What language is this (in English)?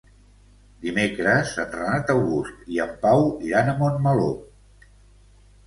Catalan